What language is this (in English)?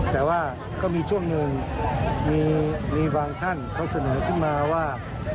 Thai